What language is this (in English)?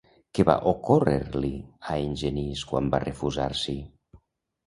Catalan